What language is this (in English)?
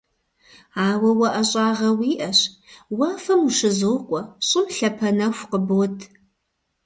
Kabardian